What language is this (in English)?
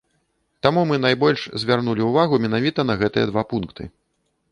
Belarusian